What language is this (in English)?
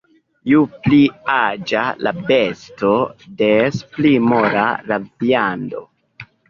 Esperanto